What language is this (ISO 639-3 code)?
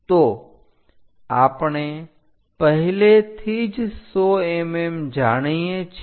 guj